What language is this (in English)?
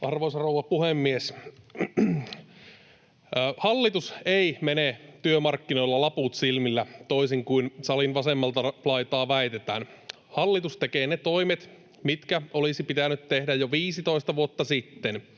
Finnish